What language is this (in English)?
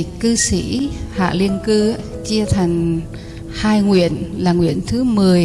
Vietnamese